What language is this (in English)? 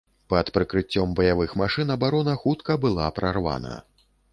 Belarusian